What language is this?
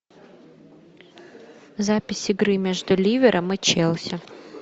Russian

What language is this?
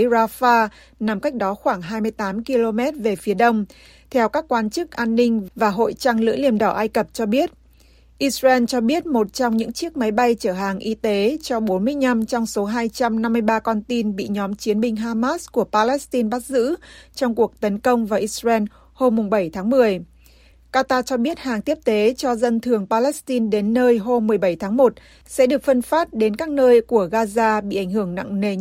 Vietnamese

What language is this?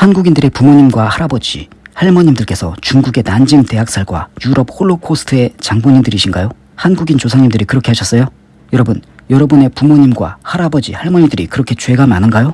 Korean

